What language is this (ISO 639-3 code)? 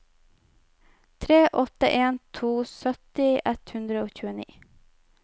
nor